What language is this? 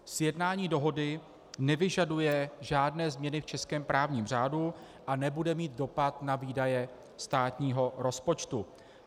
Czech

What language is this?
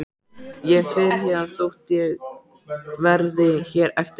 Icelandic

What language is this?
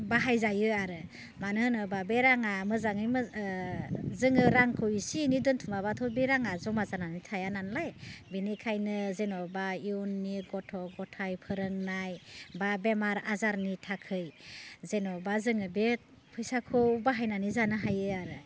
Bodo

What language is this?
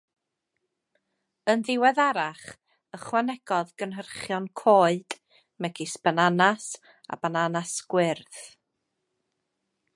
Welsh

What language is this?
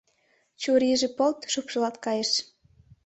Mari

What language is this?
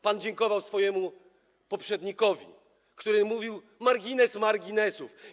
Polish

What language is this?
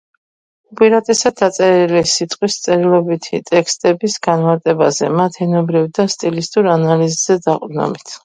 Georgian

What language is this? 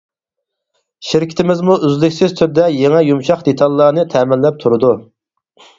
Uyghur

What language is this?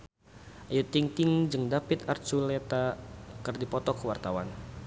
Sundanese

